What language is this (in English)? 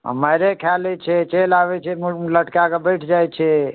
Maithili